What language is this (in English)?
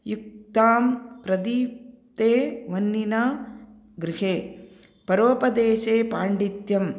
Sanskrit